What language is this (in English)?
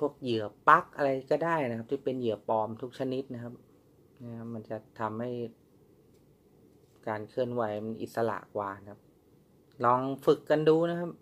Thai